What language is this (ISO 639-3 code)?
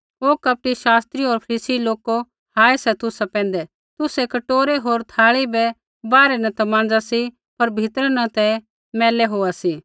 kfx